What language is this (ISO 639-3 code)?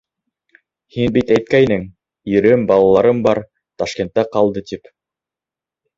bak